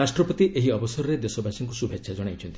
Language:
Odia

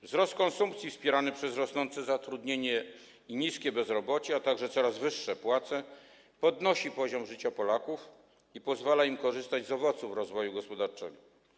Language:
Polish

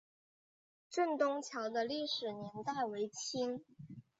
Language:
Chinese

